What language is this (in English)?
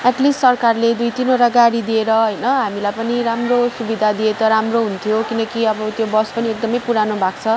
Nepali